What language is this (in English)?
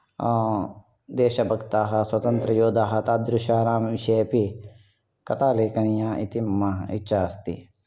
Sanskrit